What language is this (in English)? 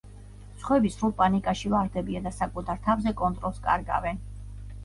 Georgian